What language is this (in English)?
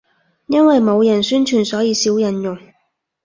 Cantonese